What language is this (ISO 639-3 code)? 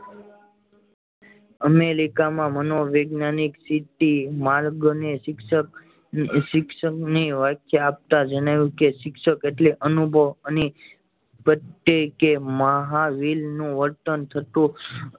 guj